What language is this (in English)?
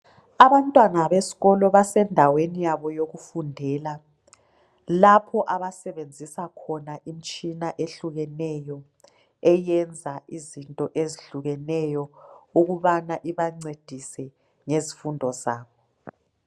North Ndebele